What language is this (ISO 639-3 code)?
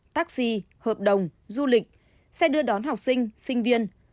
vie